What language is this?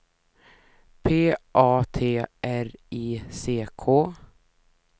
Swedish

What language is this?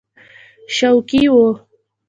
Pashto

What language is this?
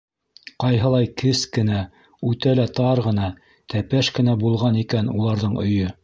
Bashkir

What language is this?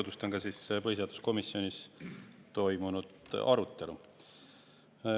Estonian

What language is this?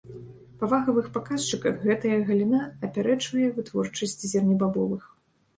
Belarusian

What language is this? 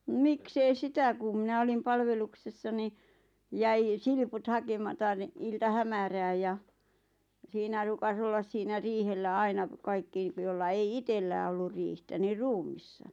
Finnish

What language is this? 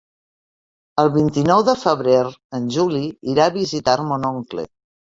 Catalan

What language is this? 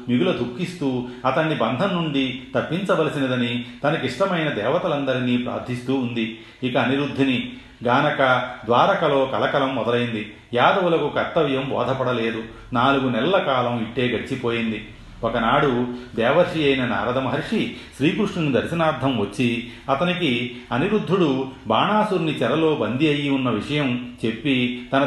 Telugu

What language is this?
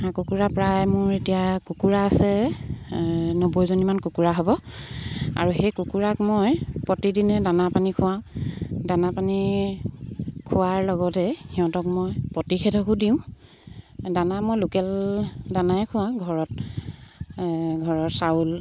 Assamese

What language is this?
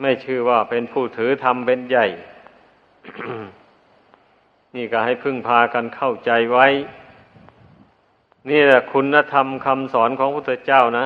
Thai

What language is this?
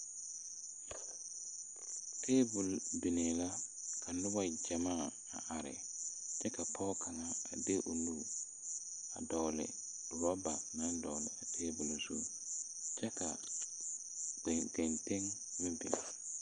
Southern Dagaare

